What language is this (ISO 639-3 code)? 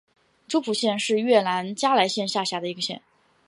zho